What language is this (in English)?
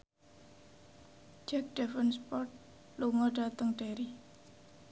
Javanese